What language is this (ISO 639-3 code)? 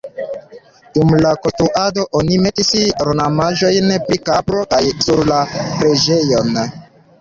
epo